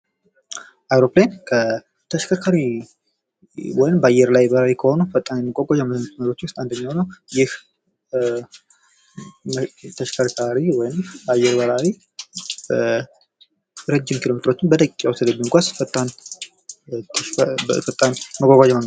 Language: Amharic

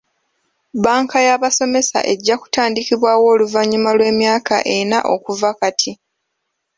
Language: Ganda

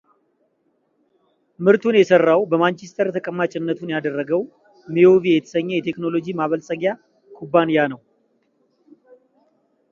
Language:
Amharic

